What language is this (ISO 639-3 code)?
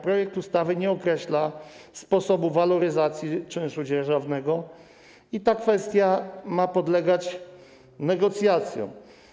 pol